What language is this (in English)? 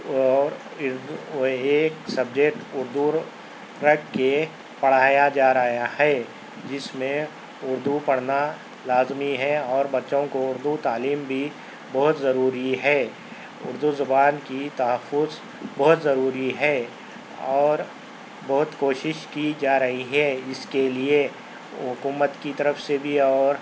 Urdu